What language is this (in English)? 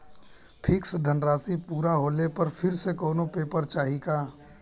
Bhojpuri